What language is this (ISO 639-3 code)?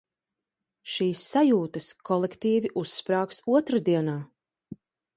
lav